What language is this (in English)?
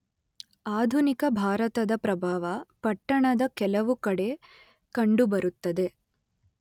Kannada